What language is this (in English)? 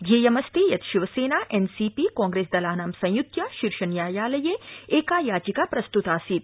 Sanskrit